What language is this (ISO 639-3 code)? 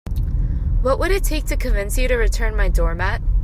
eng